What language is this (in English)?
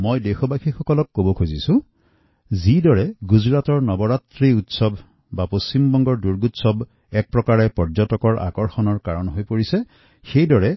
Assamese